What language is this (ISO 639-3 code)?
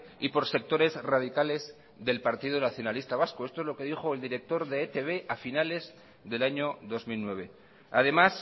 spa